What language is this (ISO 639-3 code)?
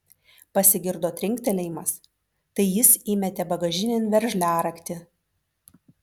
lit